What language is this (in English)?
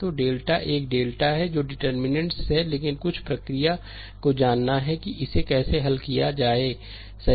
Hindi